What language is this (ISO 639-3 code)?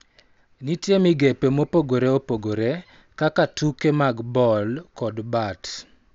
luo